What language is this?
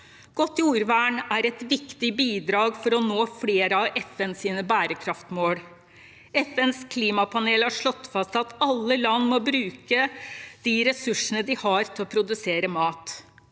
Norwegian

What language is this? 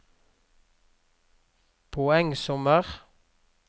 Norwegian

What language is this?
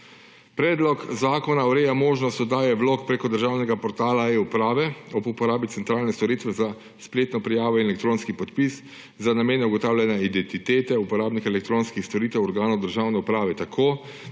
Slovenian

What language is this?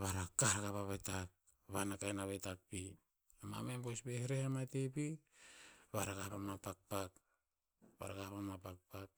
Tinputz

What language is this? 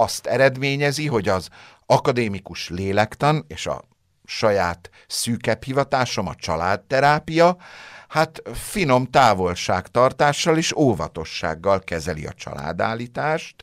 Hungarian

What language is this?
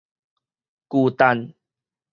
Min Nan Chinese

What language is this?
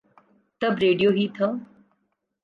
Urdu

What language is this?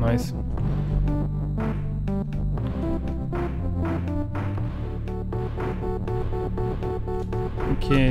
German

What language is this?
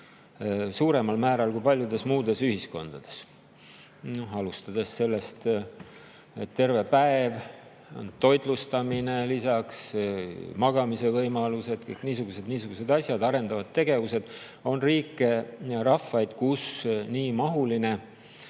Estonian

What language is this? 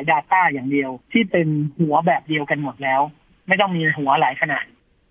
Thai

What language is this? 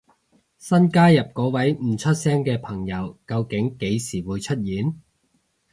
Cantonese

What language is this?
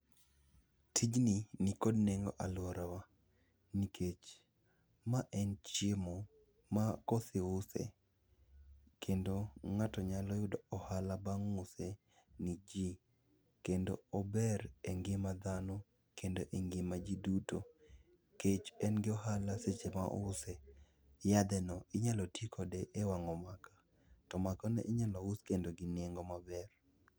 Luo (Kenya and Tanzania)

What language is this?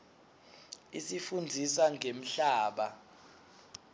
Swati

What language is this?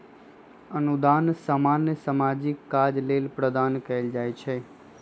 Magahi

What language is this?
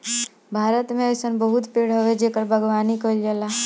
Bhojpuri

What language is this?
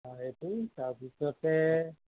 Assamese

